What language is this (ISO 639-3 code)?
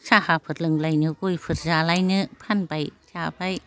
brx